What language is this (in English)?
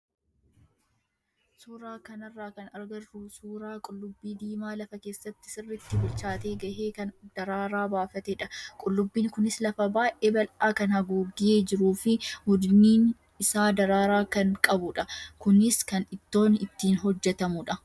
Oromo